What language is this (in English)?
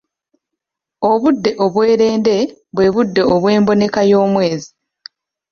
Ganda